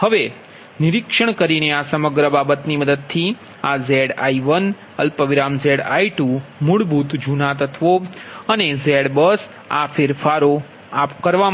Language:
Gujarati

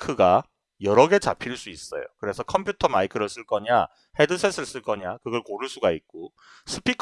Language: Korean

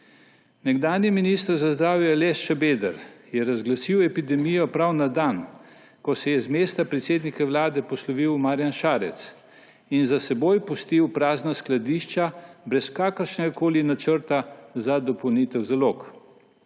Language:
Slovenian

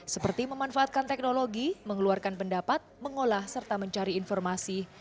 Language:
Indonesian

